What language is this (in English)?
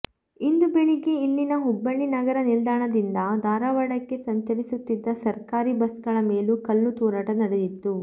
Kannada